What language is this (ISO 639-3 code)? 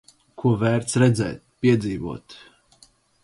lav